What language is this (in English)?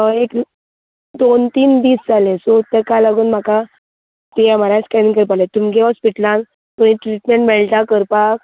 Konkani